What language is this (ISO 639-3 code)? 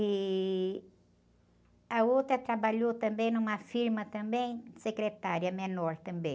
por